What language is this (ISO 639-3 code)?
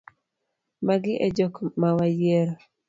luo